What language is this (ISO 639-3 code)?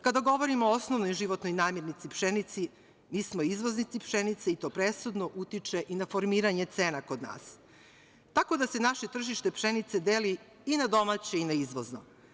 srp